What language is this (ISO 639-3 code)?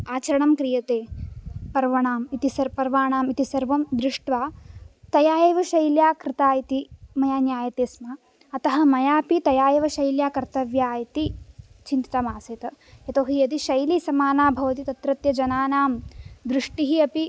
san